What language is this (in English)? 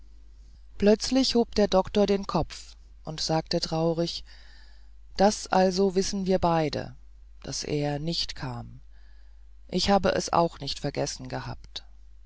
German